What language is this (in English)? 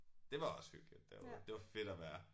Danish